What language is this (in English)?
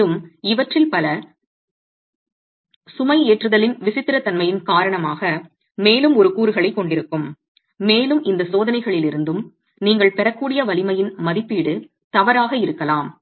Tamil